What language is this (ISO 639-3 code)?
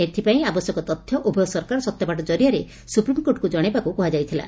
ori